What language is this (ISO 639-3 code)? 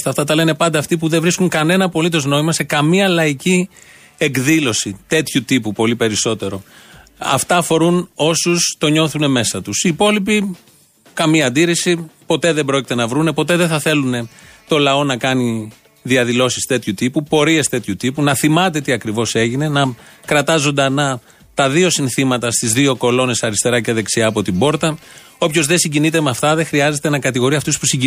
ell